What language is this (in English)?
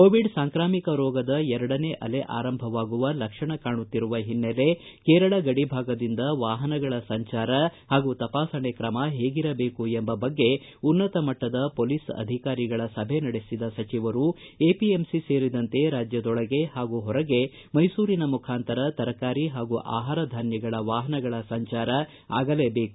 Kannada